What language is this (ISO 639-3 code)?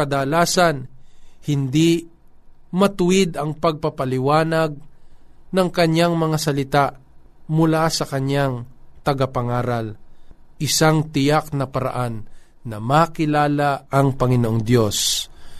fil